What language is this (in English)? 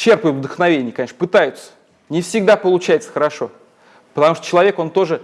Russian